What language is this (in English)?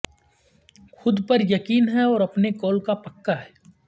Urdu